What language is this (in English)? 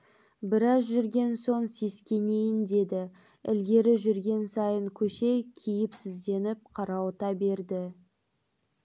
Kazakh